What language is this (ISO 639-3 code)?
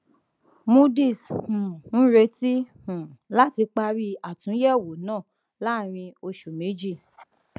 yor